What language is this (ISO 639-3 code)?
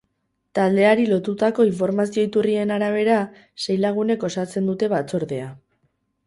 eus